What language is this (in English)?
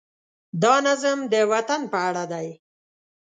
Pashto